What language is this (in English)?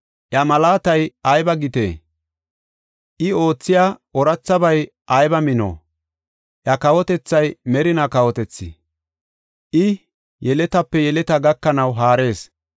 Gofa